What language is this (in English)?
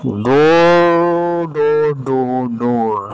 Assamese